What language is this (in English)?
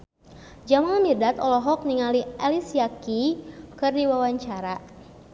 Sundanese